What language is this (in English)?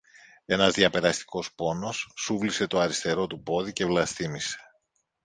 Greek